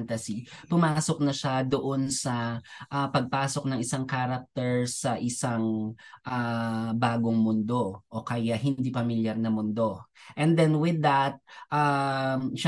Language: Filipino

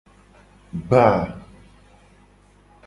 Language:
Gen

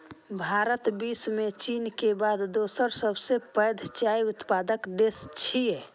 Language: Maithili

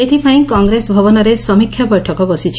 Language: Odia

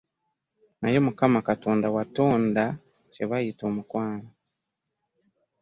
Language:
Ganda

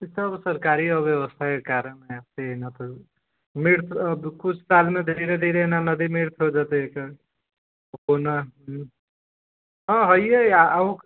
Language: Maithili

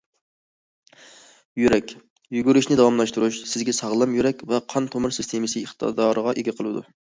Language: Uyghur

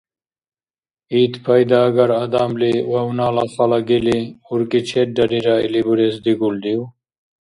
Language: Dargwa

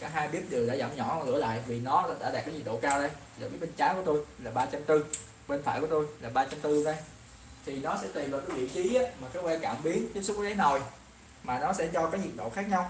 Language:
Vietnamese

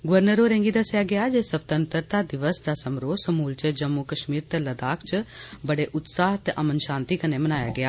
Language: Dogri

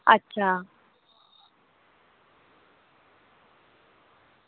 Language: Dogri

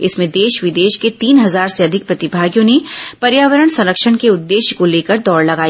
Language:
Hindi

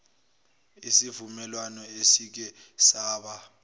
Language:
Zulu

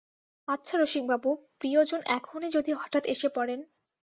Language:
Bangla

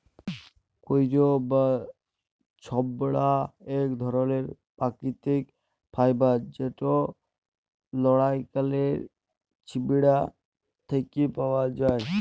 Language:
Bangla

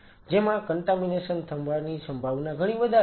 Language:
Gujarati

